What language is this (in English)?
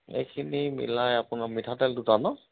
Assamese